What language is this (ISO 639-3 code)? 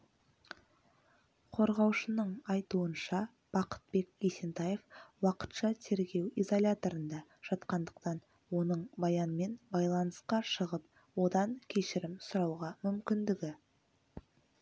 kaz